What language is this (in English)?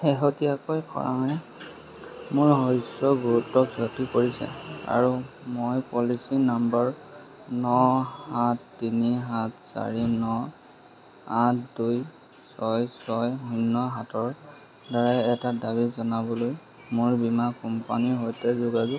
Assamese